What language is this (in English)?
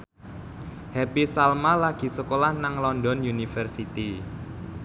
Javanese